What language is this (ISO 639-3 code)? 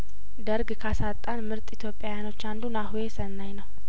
amh